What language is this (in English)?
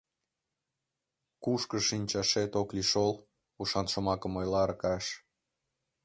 Mari